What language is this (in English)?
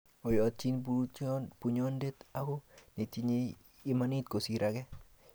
Kalenjin